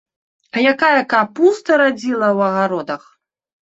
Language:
Belarusian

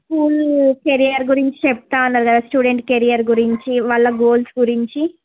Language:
Telugu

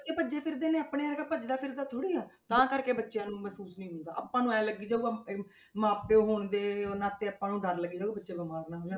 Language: Punjabi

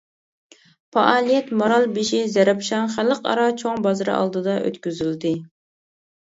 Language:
Uyghur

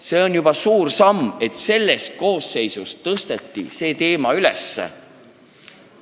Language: Estonian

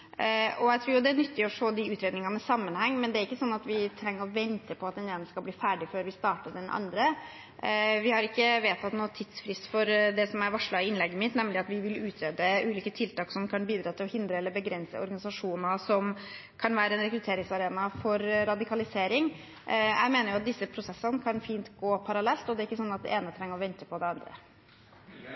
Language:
Norwegian Bokmål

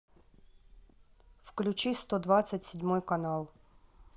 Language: Russian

